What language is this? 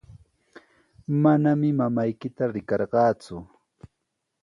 Sihuas Ancash Quechua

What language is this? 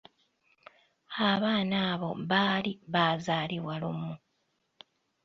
Ganda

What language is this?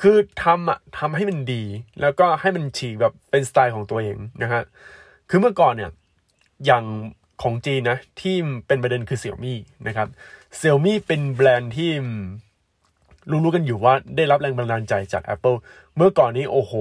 Thai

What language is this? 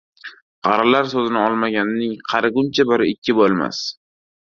Uzbek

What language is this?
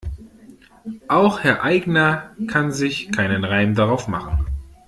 German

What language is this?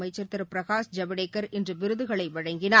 Tamil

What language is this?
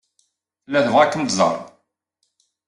Kabyle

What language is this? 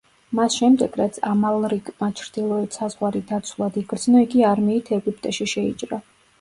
Georgian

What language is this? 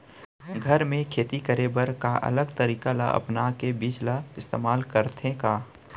Chhattisgarhi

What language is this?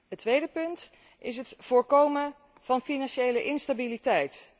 Dutch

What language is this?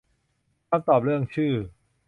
Thai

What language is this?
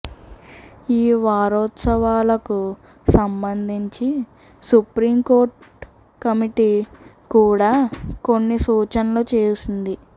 Telugu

